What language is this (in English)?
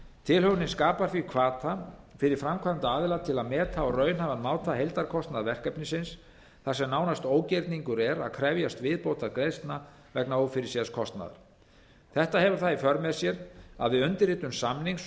Icelandic